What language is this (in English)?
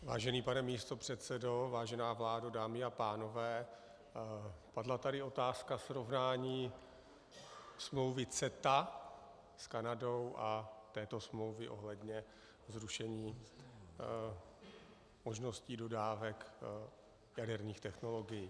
Czech